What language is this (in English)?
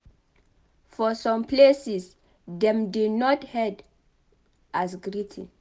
Nigerian Pidgin